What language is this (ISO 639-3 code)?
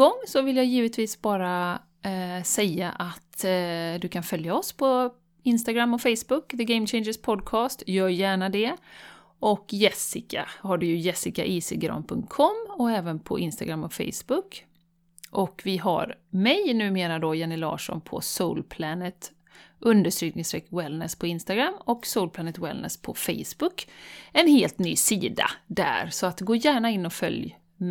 swe